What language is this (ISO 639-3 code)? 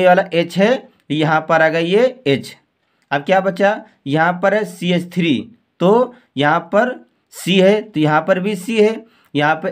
hin